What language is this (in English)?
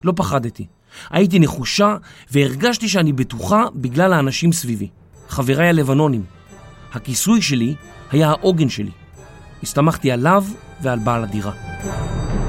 Hebrew